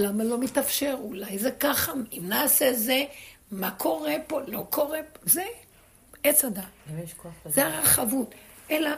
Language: Hebrew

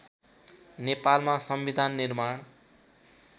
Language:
Nepali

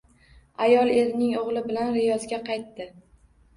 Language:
Uzbek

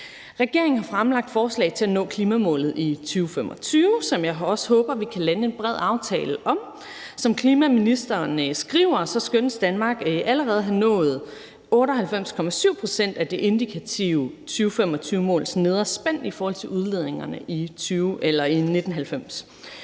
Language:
Danish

